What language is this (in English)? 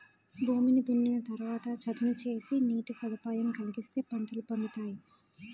Telugu